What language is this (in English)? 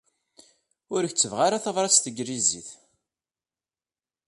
Kabyle